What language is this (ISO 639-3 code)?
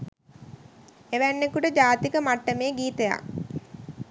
sin